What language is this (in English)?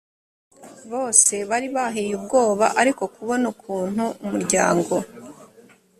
Kinyarwanda